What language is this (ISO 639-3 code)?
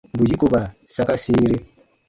bba